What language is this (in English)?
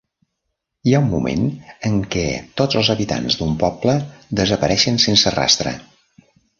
Catalan